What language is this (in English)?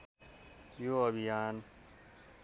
Nepali